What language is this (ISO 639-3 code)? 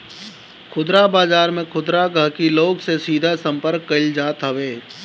bho